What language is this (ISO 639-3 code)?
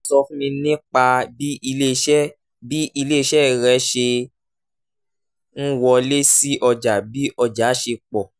yor